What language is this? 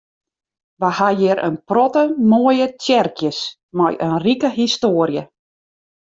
Western Frisian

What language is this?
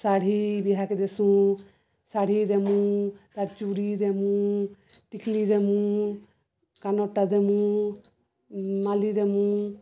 Odia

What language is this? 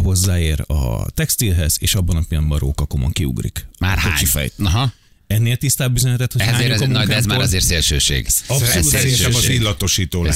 Hungarian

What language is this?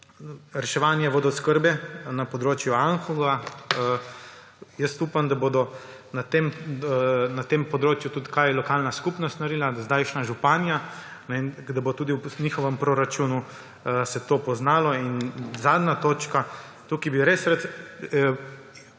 Slovenian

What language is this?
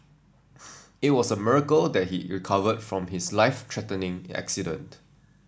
English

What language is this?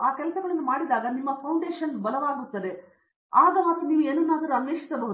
Kannada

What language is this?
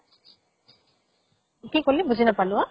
Assamese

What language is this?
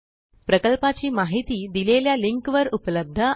Marathi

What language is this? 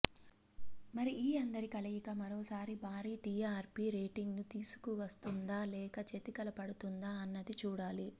Telugu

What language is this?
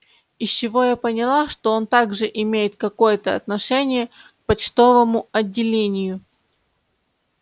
Russian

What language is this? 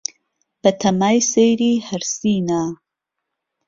Central Kurdish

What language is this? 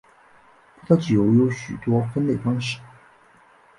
Chinese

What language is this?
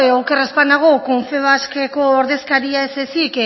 Basque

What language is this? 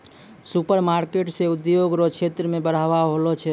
Maithili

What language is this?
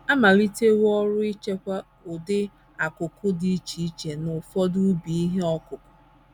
Igbo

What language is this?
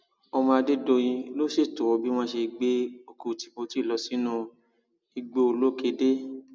Yoruba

